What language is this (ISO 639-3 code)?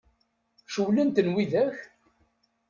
kab